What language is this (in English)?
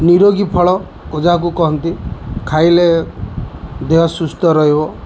Odia